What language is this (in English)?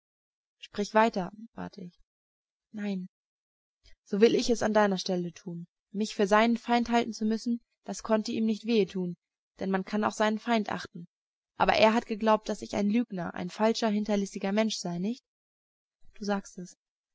German